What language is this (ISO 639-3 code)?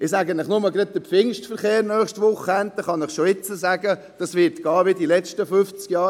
gsw